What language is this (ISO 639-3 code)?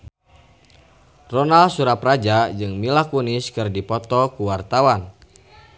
sun